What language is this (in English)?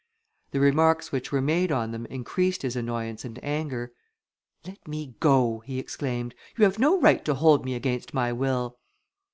English